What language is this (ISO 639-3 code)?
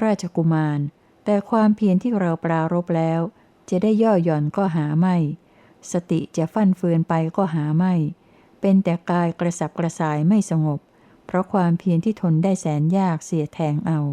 tha